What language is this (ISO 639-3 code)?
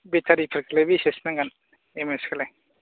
brx